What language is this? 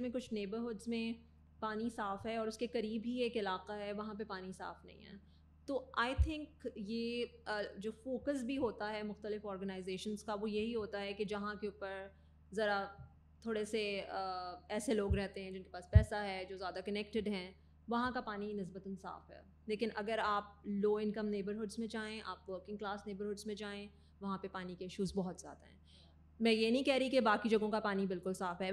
Urdu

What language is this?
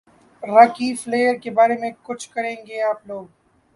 Urdu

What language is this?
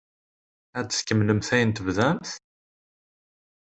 Kabyle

